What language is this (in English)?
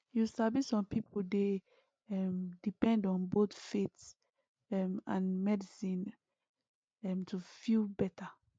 Nigerian Pidgin